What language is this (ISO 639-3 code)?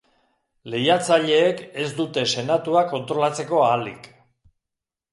eus